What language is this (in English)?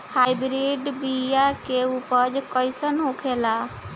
Bhojpuri